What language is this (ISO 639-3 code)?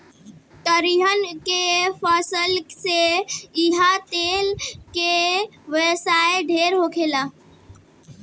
bho